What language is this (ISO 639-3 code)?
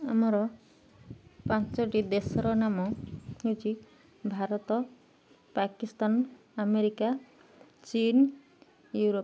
ori